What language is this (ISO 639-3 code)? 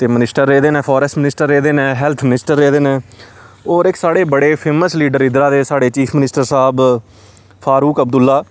doi